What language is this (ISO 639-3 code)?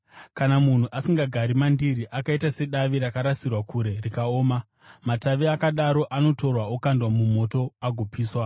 sna